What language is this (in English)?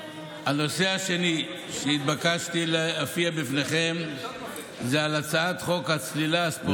Hebrew